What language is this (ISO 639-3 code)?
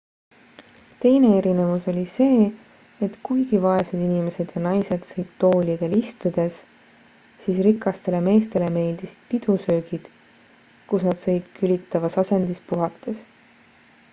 est